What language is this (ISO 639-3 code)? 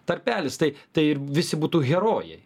lit